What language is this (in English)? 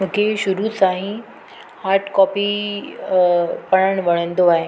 Sindhi